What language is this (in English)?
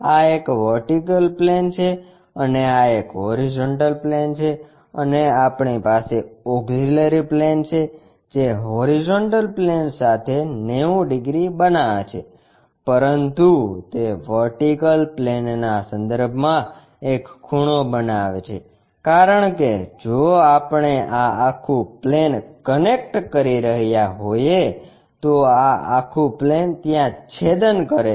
Gujarati